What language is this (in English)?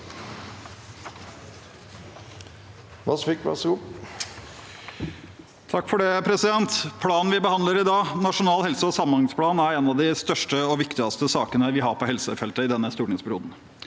Norwegian